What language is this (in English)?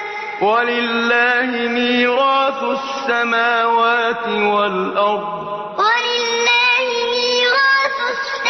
Arabic